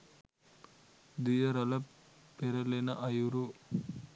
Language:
Sinhala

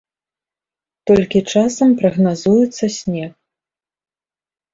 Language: Belarusian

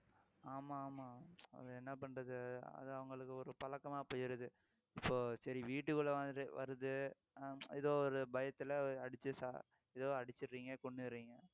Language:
Tamil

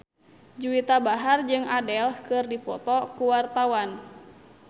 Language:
Sundanese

